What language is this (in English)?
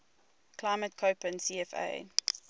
English